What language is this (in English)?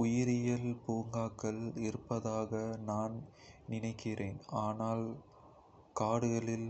Kota (India)